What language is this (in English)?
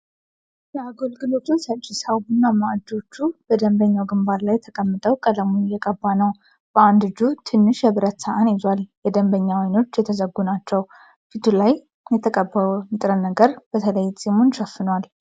Amharic